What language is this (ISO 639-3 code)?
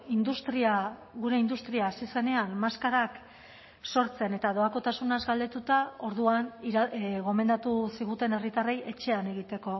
eus